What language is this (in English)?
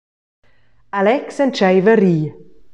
Romansh